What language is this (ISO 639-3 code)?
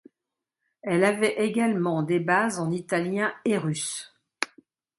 fra